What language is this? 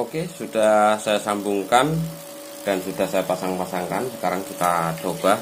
Indonesian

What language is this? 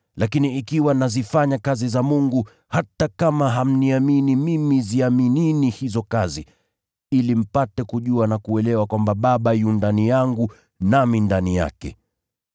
Swahili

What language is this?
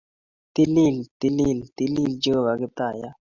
Kalenjin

